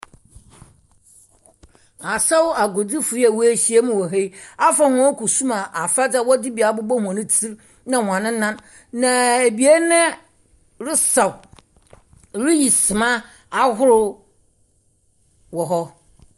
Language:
Akan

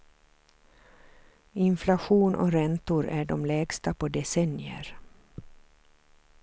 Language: Swedish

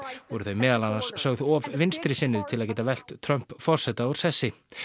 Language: Icelandic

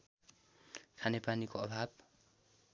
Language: Nepali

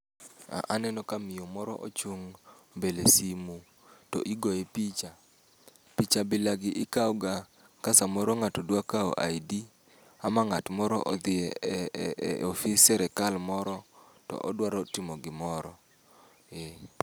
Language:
Luo (Kenya and Tanzania)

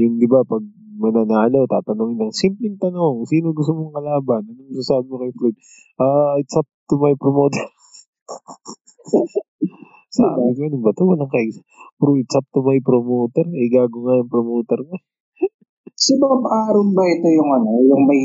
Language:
Filipino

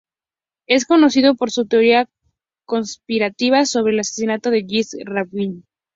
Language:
Spanish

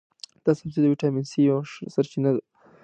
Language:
Pashto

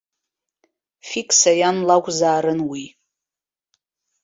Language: Abkhazian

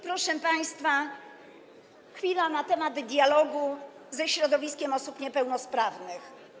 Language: Polish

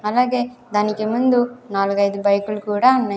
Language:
Telugu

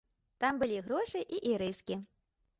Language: Belarusian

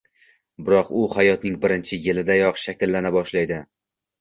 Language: Uzbek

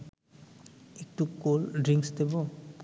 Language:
Bangla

